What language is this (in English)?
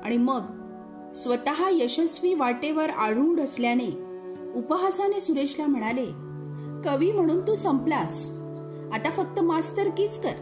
Marathi